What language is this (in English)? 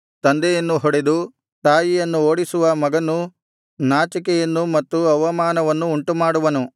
Kannada